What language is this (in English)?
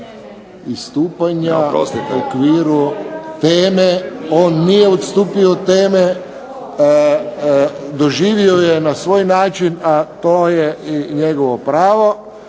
Croatian